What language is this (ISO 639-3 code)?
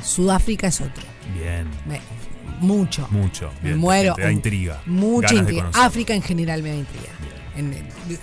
spa